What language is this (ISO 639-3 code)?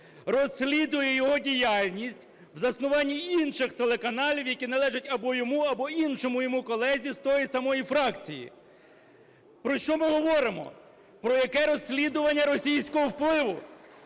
ukr